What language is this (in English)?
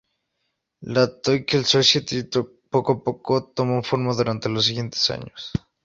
Spanish